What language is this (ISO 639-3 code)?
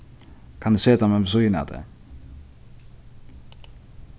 fao